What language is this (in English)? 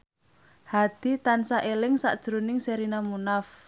Javanese